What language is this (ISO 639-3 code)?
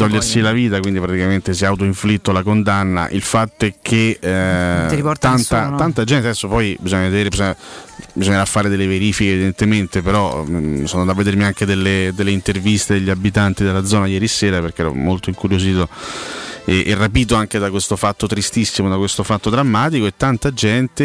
ita